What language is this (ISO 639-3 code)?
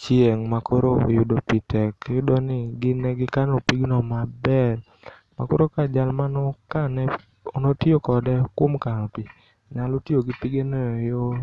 luo